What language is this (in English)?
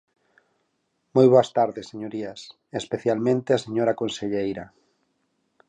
Galician